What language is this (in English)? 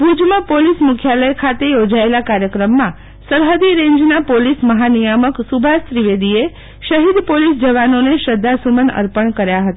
Gujarati